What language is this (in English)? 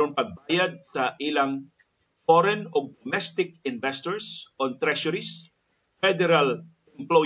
Filipino